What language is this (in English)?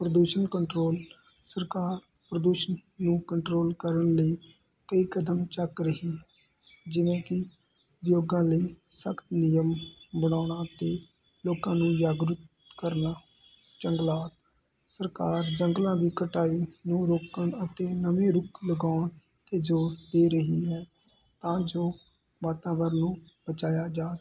Punjabi